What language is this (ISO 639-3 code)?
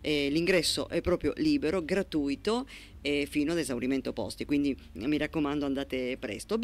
ita